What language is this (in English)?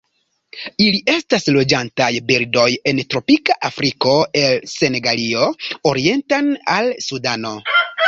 Esperanto